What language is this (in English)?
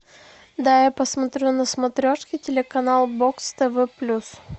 Russian